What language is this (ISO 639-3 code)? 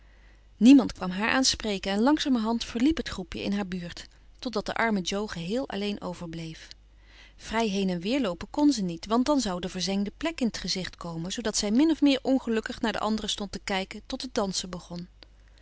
nld